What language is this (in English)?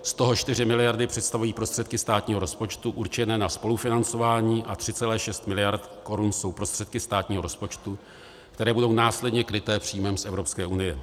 Czech